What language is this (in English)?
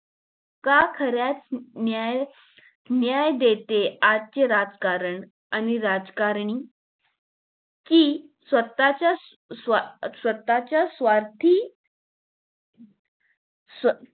Marathi